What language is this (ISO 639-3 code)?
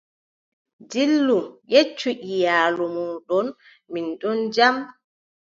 fub